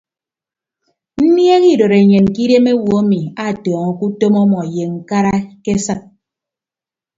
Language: Ibibio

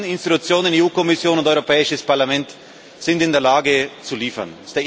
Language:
German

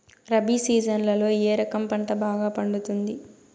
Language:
Telugu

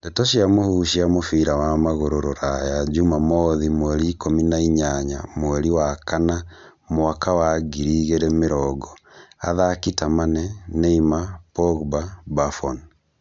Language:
Kikuyu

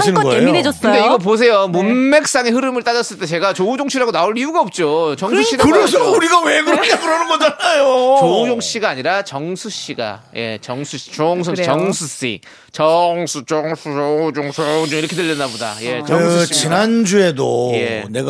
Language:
Korean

